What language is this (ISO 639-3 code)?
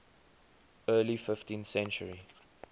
eng